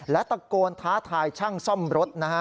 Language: Thai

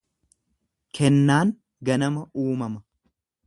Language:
Oromo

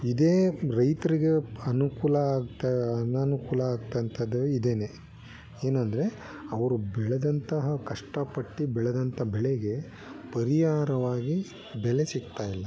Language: Kannada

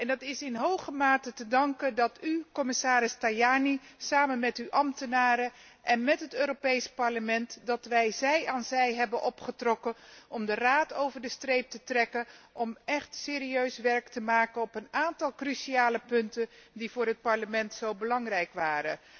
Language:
Dutch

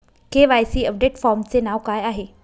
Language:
Marathi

